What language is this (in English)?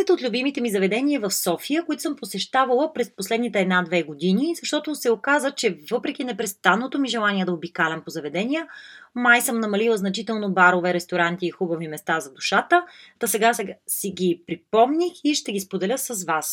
Bulgarian